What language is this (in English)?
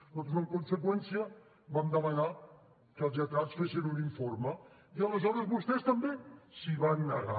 Catalan